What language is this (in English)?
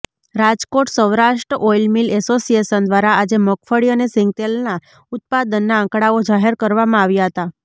Gujarati